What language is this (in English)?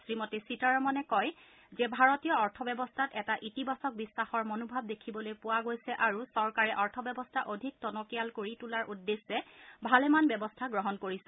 Assamese